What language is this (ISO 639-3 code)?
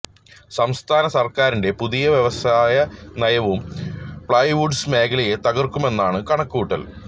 mal